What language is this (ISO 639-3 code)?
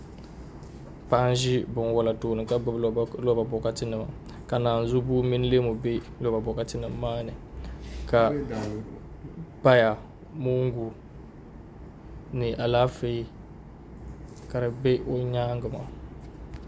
dag